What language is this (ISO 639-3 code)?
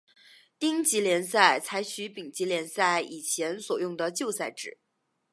zho